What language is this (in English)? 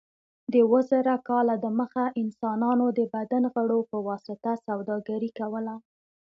Pashto